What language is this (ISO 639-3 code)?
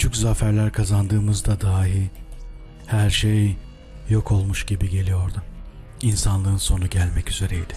tur